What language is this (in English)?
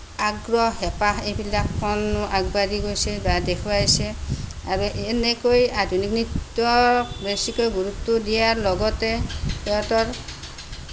Assamese